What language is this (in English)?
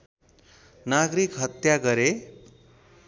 Nepali